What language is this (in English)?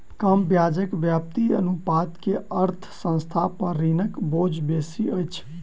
Maithili